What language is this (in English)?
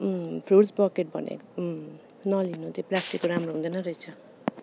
Nepali